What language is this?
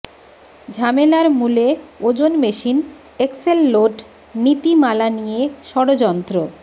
Bangla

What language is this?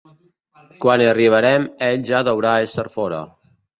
Catalan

